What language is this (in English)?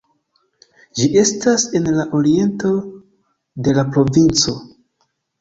Esperanto